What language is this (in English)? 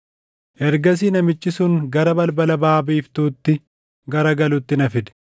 Oromo